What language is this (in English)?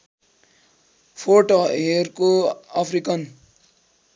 Nepali